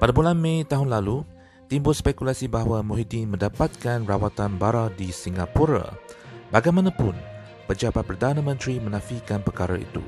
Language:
Malay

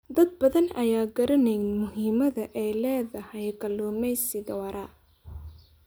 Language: Somali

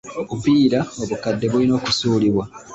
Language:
Ganda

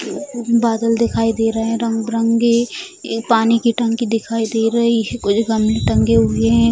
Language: Hindi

